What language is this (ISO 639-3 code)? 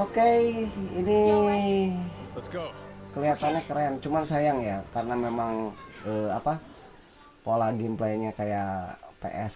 ind